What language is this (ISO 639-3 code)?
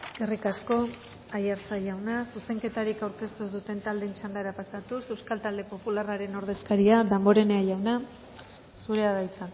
eus